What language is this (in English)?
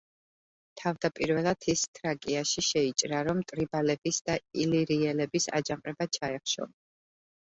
Georgian